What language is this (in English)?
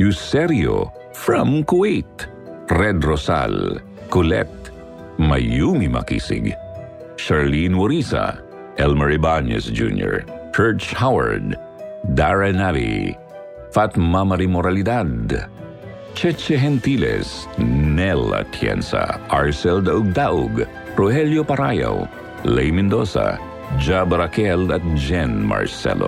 Filipino